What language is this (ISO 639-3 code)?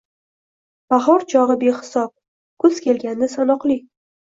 uzb